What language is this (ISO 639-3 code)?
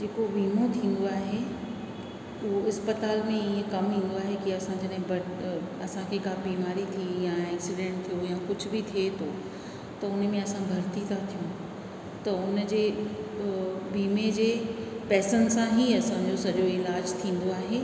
snd